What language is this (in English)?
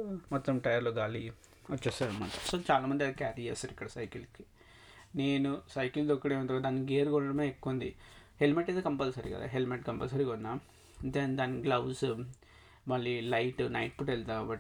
Telugu